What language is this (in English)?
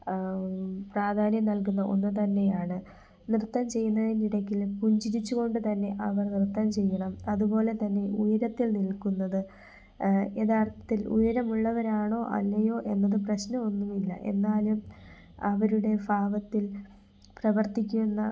Malayalam